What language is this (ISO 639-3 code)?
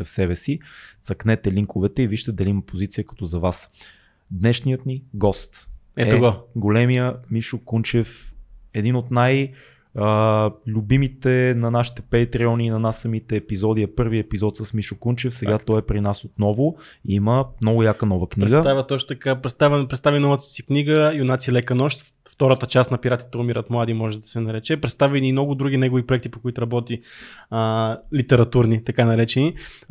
bul